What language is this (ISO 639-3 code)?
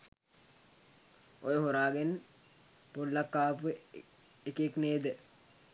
sin